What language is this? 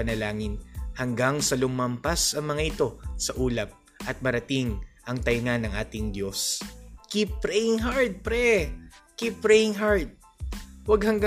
Filipino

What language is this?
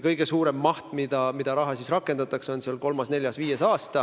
Estonian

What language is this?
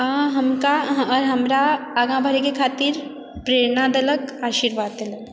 Maithili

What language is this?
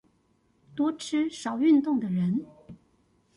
Chinese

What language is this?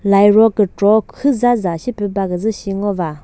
Chokri Naga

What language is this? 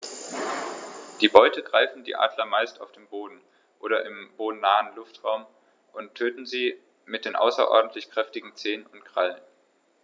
German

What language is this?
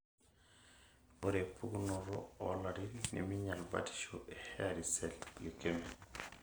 Masai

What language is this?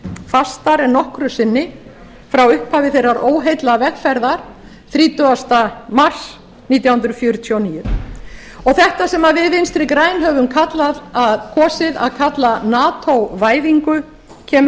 Icelandic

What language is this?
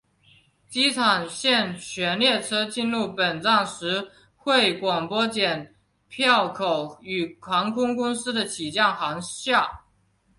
Chinese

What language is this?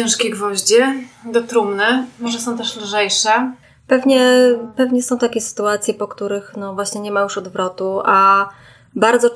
Polish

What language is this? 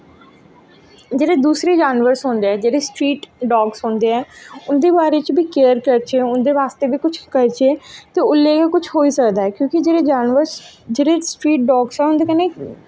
Dogri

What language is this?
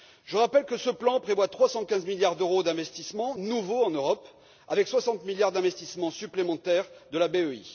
French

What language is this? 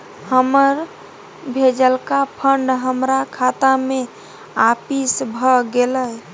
Maithili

